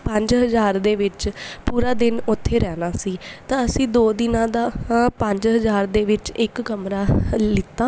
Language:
Punjabi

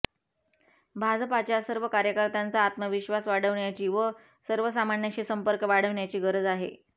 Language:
Marathi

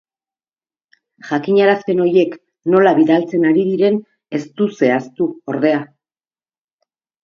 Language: Basque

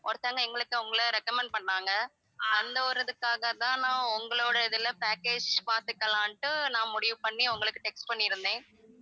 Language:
Tamil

